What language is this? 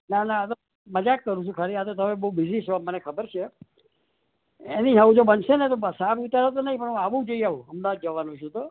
Gujarati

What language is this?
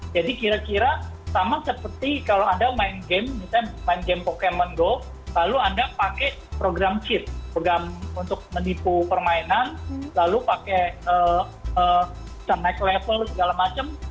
Indonesian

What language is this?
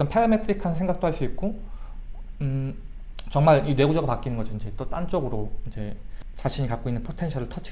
Korean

